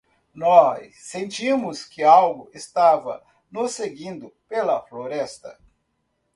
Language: Portuguese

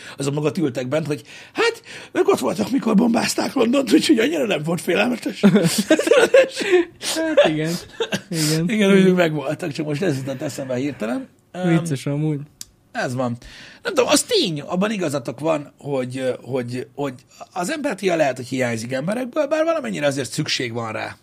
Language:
Hungarian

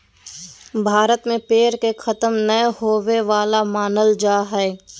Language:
Magahi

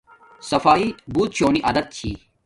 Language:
Domaaki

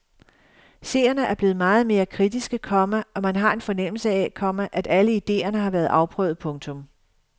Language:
Danish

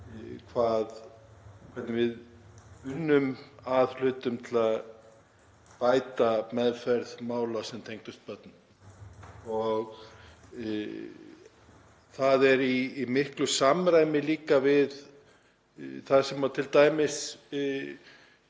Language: Icelandic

